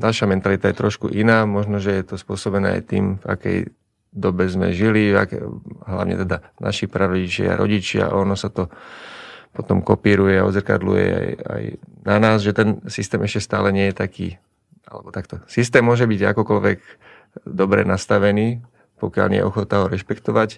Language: Slovak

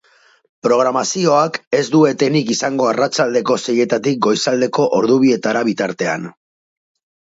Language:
Basque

